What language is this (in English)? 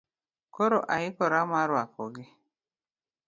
Luo (Kenya and Tanzania)